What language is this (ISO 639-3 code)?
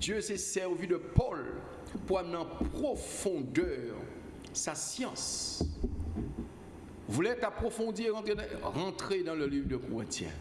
fra